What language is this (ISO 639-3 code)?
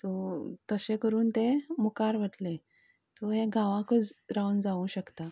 kok